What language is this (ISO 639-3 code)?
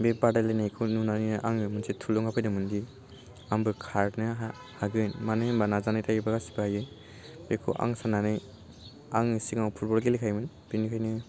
brx